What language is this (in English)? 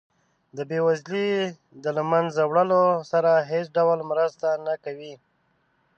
Pashto